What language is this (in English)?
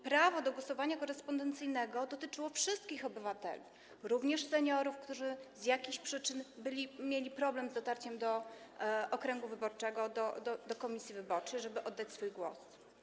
Polish